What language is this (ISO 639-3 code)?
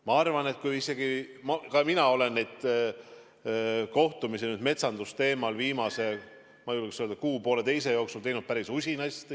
est